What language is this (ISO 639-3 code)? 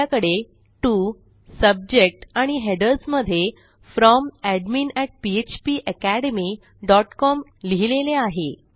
mar